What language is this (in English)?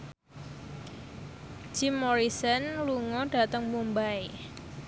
Javanese